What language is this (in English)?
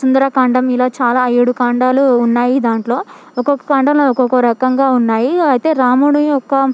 Telugu